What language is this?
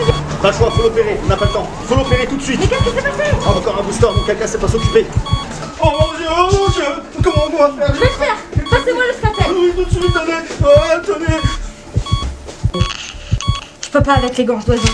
French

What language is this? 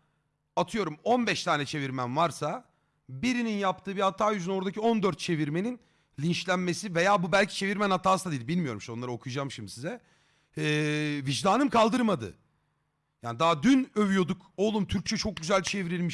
Turkish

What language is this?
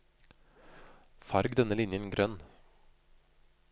Norwegian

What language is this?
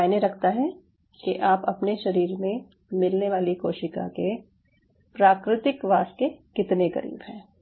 Hindi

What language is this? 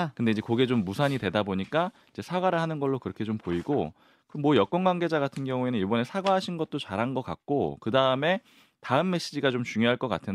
Korean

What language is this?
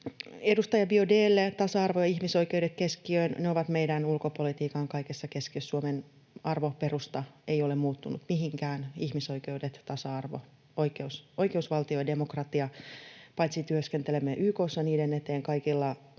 Finnish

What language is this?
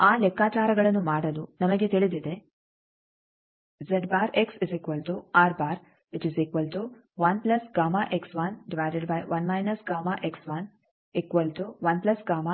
Kannada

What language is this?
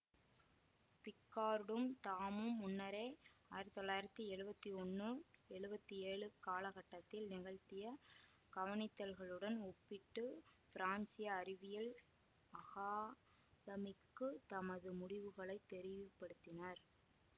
Tamil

